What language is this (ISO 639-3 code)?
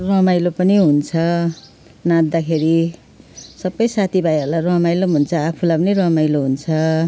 nep